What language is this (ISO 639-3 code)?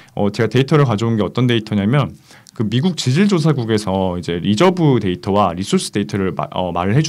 kor